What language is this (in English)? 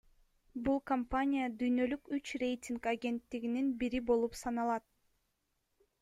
Kyrgyz